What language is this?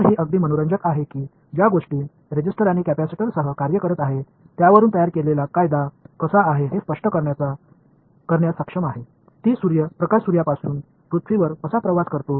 Marathi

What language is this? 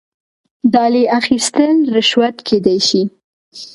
Pashto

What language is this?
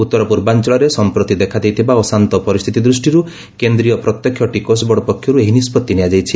Odia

